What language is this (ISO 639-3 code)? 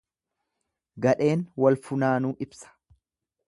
orm